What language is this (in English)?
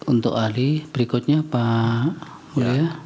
Indonesian